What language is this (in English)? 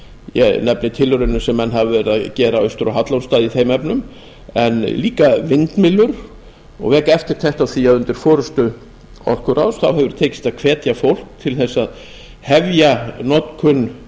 Icelandic